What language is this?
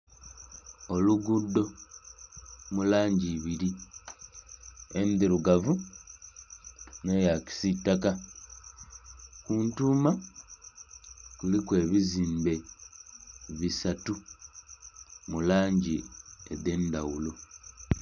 Soga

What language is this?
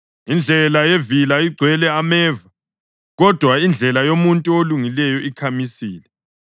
North Ndebele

